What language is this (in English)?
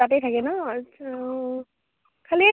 Assamese